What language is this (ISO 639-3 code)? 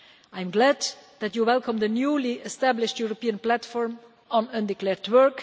eng